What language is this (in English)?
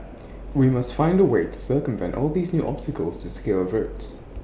English